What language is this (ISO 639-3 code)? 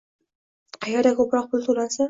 uzb